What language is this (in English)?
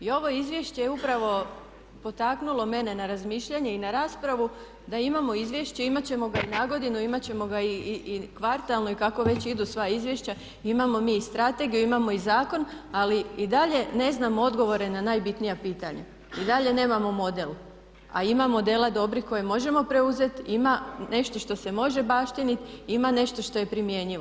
Croatian